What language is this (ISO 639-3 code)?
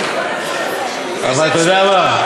heb